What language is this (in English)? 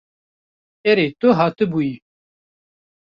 Kurdish